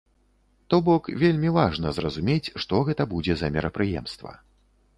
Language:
Belarusian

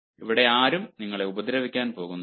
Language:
Malayalam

